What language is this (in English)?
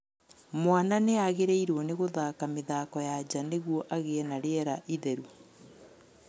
Kikuyu